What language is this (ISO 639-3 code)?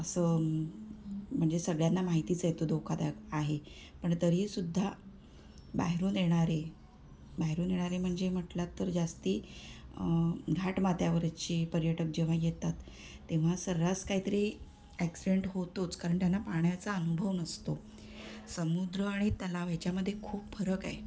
mar